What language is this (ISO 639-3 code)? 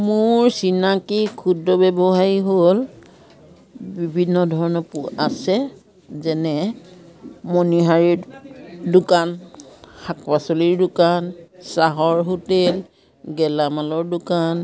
asm